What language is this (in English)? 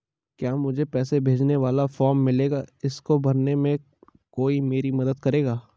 Hindi